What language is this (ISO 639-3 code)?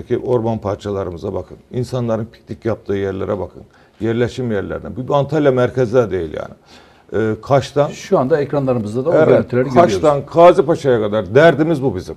tur